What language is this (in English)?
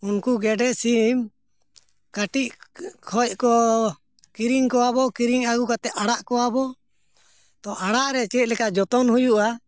Santali